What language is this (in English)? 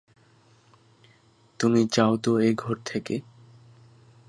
Bangla